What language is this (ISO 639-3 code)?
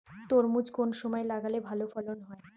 ben